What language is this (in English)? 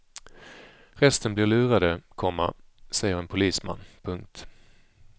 Swedish